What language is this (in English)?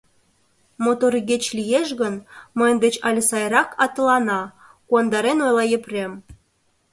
Mari